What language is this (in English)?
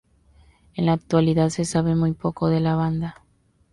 Spanish